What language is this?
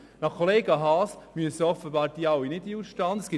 Swiss German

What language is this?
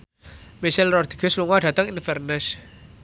Javanese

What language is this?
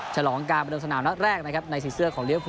Thai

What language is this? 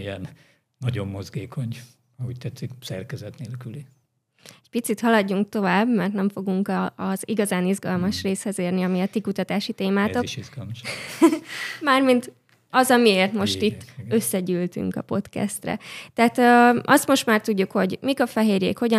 Hungarian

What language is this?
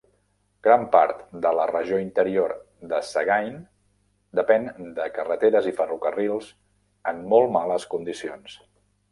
Catalan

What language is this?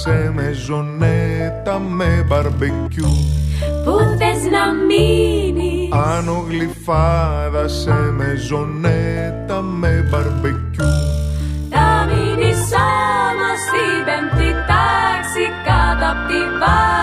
Greek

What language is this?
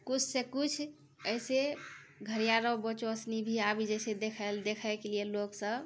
Maithili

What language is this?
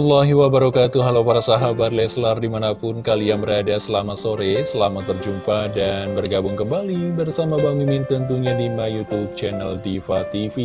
Indonesian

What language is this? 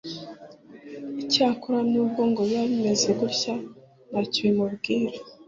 Kinyarwanda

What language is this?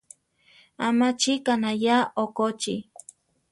Central Tarahumara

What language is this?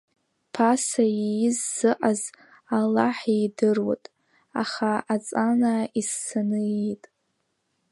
Abkhazian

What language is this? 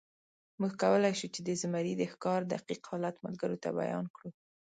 Pashto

